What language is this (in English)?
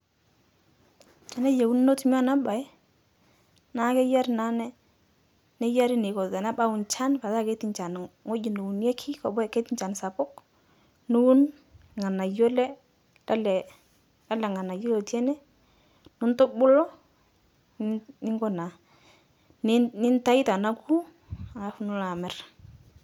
Masai